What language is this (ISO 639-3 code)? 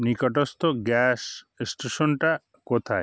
ben